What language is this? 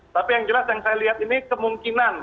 Indonesian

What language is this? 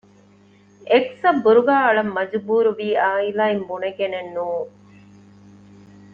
Divehi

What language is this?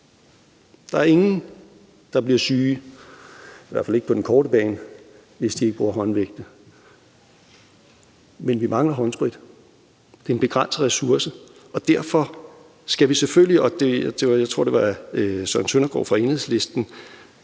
Danish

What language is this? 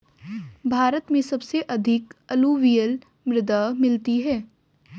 Hindi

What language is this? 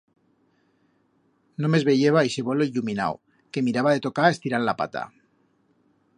Aragonese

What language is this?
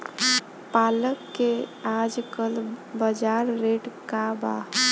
Bhojpuri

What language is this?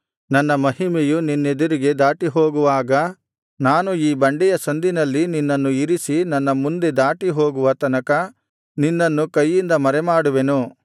Kannada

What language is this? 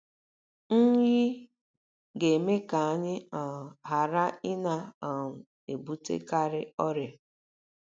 Igbo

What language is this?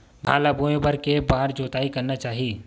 Chhattisgarhi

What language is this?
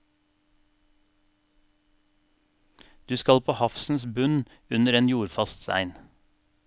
Norwegian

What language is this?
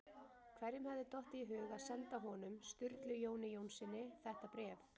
Icelandic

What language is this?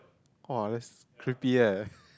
English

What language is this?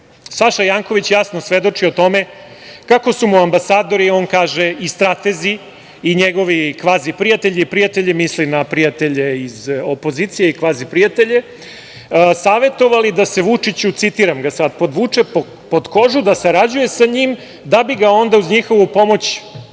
Serbian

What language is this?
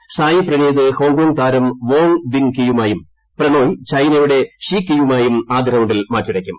Malayalam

